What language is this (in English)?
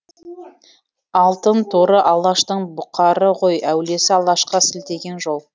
Kazakh